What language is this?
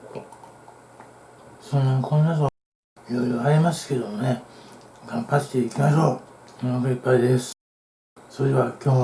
Japanese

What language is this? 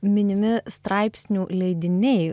Lithuanian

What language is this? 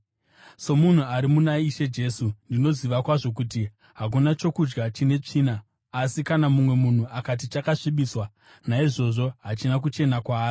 Shona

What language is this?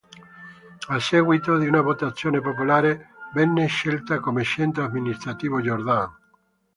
Italian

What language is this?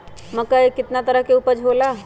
Magahi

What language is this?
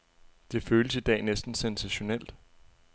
Danish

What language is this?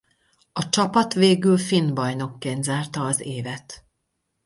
Hungarian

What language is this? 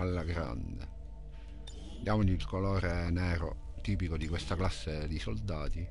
Italian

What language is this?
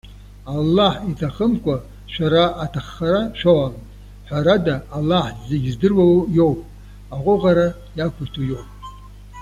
Abkhazian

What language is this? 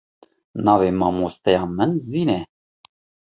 Kurdish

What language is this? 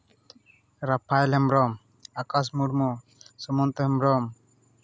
Santali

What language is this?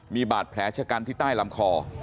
Thai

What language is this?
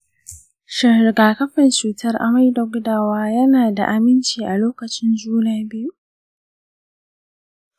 Hausa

